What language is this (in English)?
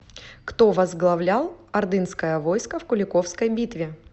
Russian